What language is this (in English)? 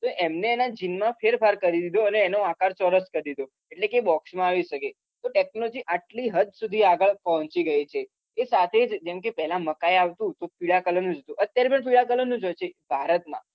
Gujarati